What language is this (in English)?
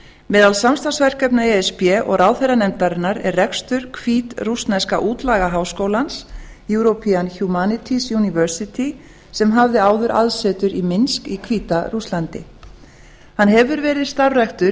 Icelandic